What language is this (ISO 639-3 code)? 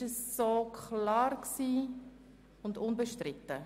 gsw